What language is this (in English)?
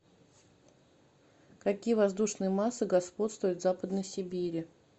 Russian